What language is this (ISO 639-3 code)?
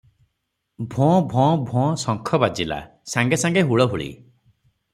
ori